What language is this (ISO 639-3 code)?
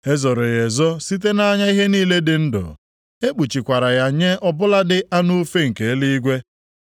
ibo